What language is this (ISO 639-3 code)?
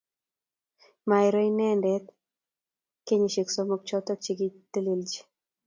kln